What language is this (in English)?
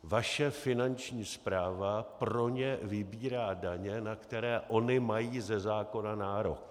Czech